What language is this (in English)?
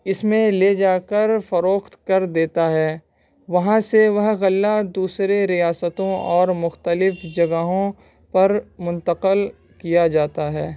Urdu